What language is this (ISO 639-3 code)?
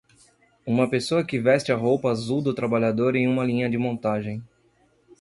por